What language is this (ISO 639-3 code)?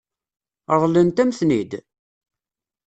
kab